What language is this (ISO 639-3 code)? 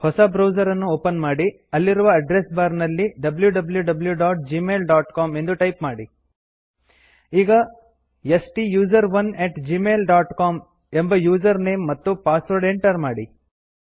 kan